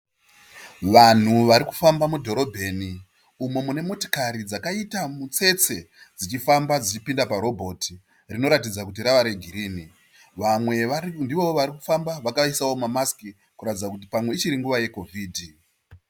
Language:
Shona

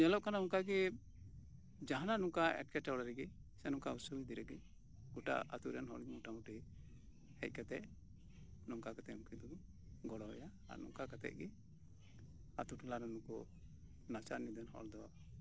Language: Santali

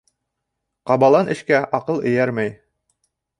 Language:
Bashkir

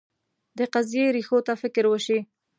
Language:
Pashto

